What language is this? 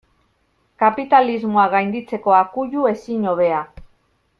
Basque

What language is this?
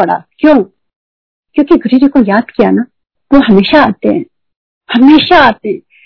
Hindi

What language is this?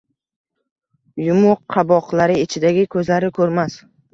Uzbek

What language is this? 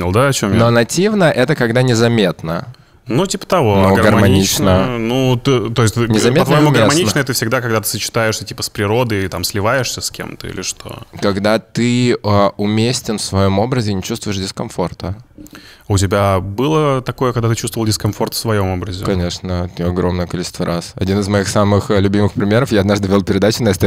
Russian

